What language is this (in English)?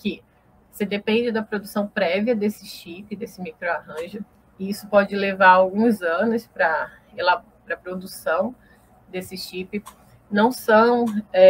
Portuguese